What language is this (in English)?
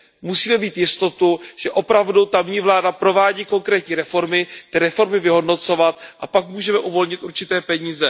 Czech